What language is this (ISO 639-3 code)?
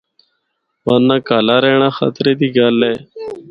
hno